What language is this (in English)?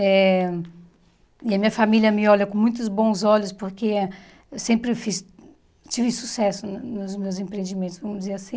Portuguese